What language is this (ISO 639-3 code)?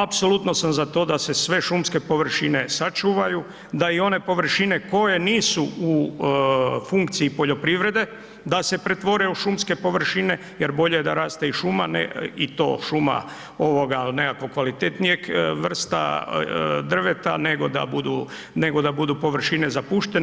hrv